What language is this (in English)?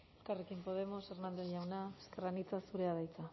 Basque